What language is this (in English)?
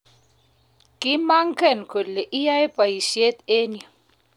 Kalenjin